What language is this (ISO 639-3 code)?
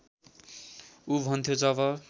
nep